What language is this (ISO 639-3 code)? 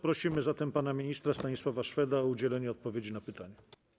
pol